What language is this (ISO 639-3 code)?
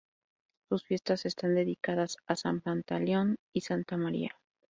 spa